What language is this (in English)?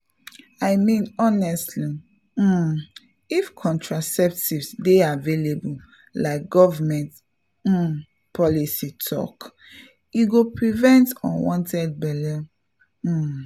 Nigerian Pidgin